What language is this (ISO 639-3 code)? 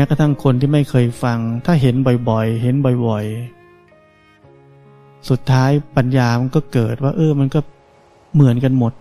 tha